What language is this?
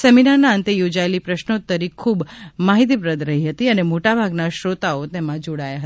Gujarati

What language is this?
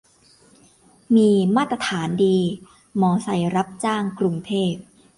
Thai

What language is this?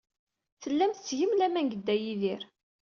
Kabyle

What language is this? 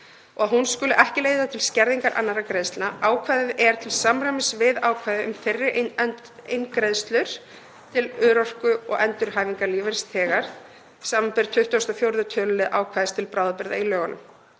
Icelandic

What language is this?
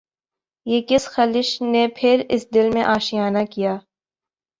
Urdu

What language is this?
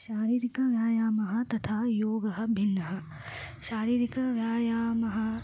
Sanskrit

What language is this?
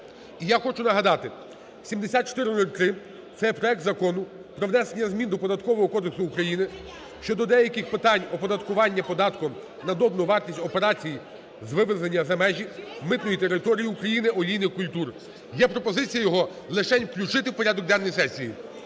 Ukrainian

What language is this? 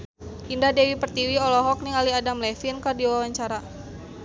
Sundanese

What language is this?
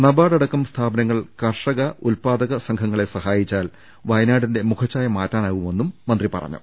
Malayalam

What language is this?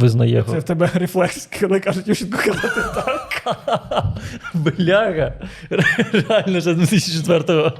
Ukrainian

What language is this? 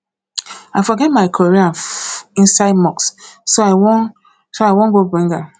Nigerian Pidgin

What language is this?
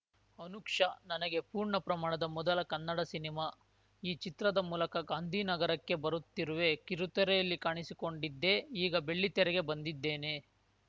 Kannada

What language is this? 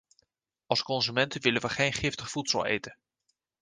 Dutch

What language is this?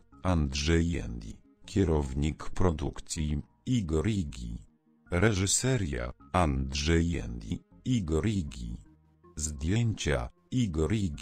Polish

